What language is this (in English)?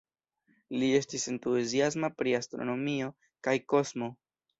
Esperanto